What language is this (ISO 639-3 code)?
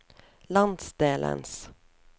nor